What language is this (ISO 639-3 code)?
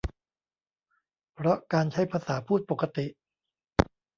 tha